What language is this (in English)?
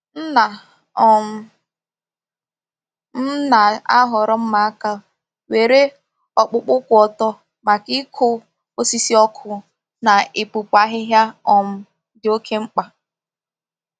Igbo